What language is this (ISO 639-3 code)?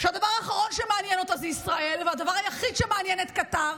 heb